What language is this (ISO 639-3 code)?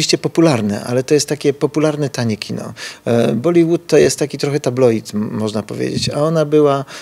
pol